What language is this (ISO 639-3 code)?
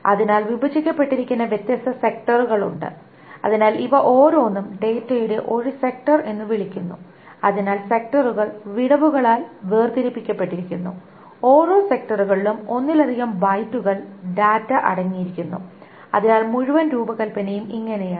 mal